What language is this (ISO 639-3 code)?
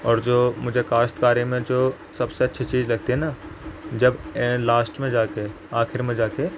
urd